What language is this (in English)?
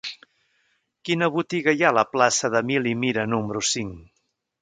Catalan